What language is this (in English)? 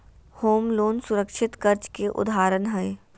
Magahi